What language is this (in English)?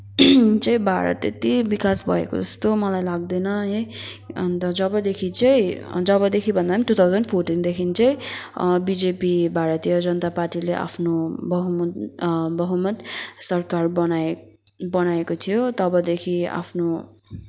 Nepali